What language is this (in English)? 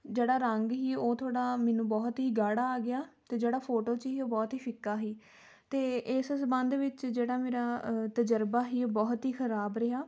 Punjabi